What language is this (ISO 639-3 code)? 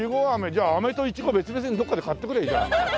jpn